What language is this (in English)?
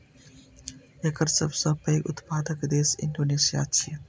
Maithili